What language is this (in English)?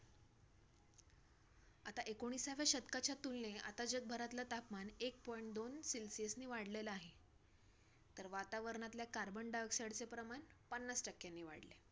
Marathi